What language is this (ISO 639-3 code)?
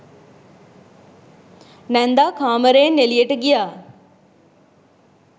sin